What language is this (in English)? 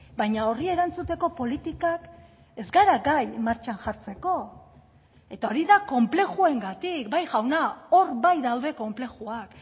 Basque